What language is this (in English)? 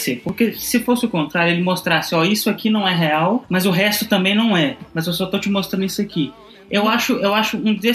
Portuguese